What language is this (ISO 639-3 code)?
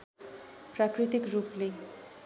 nep